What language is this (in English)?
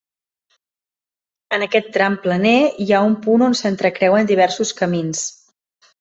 Catalan